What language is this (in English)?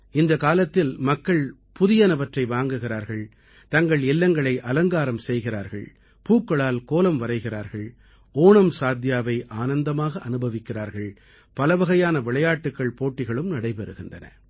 Tamil